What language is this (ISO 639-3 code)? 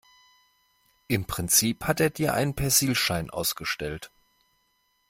deu